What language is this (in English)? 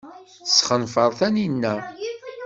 Kabyle